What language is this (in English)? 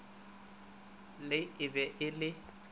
Northern Sotho